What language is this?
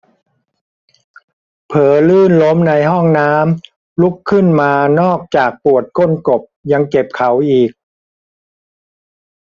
Thai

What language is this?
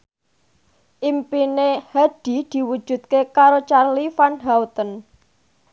Javanese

